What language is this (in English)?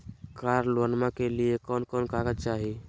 Magahi